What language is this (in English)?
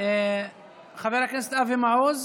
Hebrew